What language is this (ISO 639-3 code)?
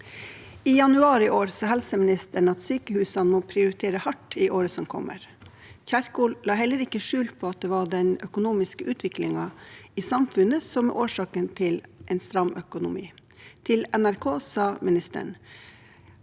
nor